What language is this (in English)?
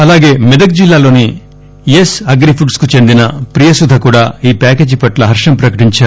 Telugu